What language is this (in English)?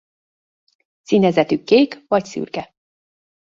Hungarian